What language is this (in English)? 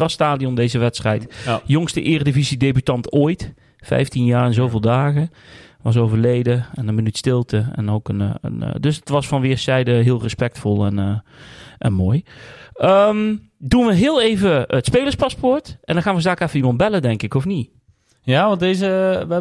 Dutch